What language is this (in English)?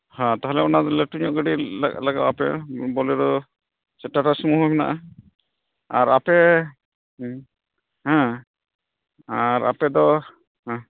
Santali